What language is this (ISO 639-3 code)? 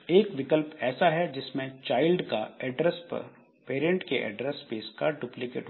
hin